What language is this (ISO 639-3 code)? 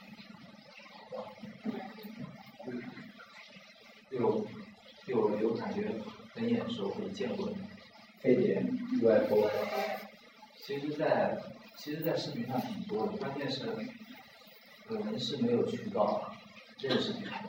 zho